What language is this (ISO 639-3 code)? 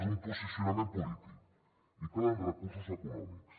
cat